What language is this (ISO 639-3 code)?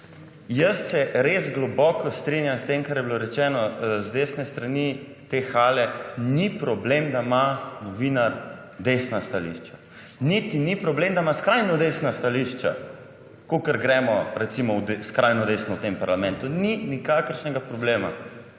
slv